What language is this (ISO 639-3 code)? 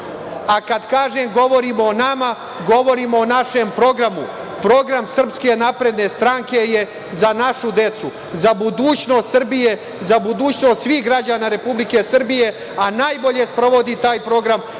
srp